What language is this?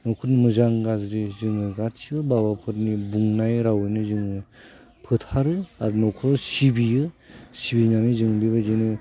Bodo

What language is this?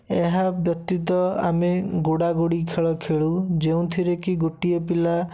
Odia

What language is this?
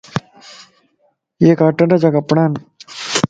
Lasi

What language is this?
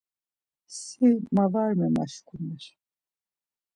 Laz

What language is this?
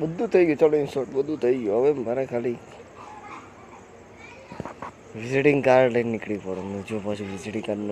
Gujarati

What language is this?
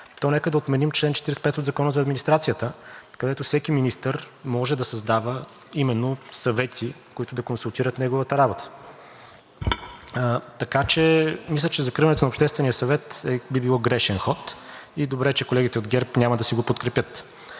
Bulgarian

